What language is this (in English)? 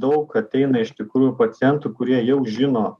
Lithuanian